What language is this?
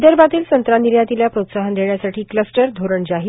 Marathi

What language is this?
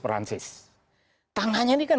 Indonesian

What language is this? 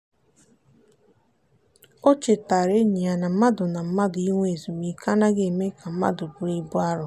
Igbo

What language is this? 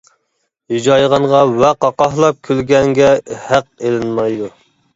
Uyghur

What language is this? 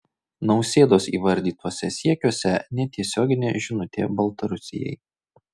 Lithuanian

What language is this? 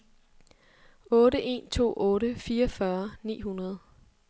Danish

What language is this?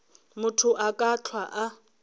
Northern Sotho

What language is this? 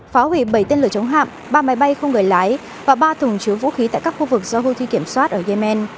Vietnamese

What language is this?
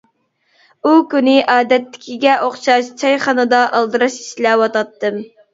Uyghur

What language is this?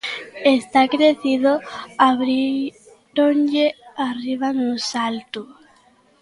Galician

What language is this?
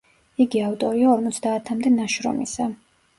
Georgian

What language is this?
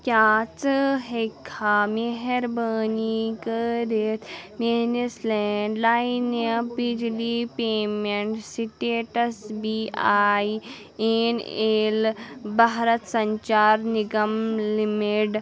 Kashmiri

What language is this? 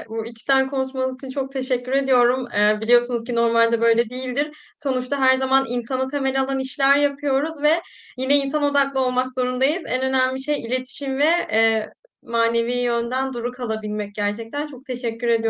Turkish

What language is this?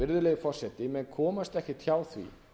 Icelandic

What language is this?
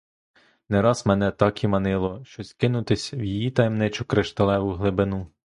Ukrainian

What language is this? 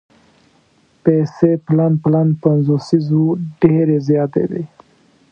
Pashto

